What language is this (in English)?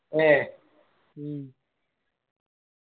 Malayalam